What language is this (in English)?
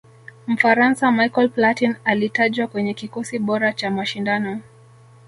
Swahili